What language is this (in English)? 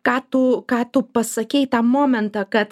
Lithuanian